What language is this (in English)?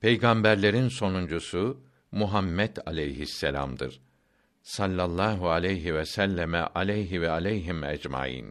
Turkish